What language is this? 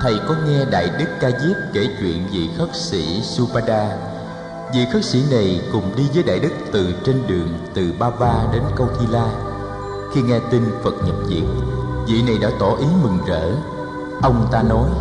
Vietnamese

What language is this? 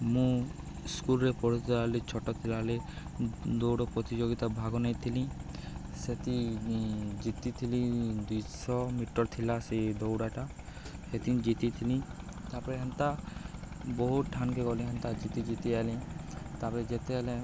Odia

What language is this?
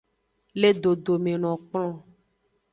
Aja (Benin)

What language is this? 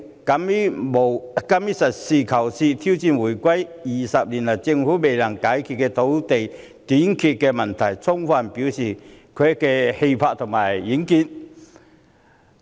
Cantonese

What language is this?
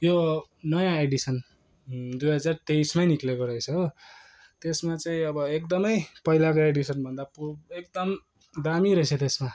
Nepali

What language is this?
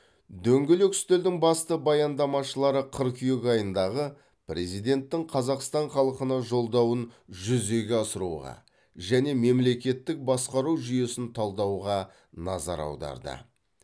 Kazakh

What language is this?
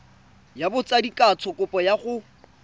Tswana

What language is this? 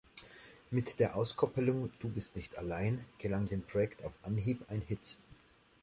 German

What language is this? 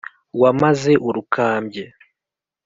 Kinyarwanda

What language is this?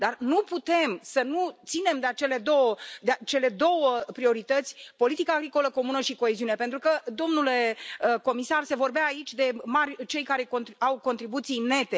Romanian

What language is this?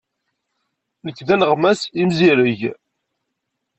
Kabyle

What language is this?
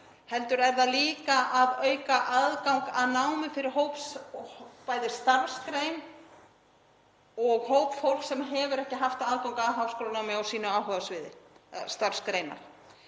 Icelandic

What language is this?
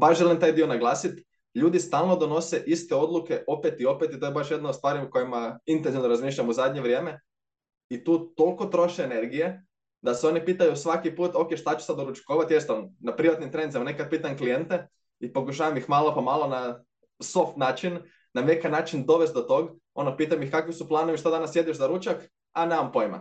Croatian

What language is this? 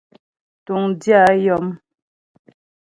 Ghomala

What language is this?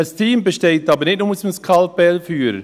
Swiss German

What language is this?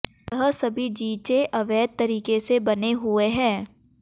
Hindi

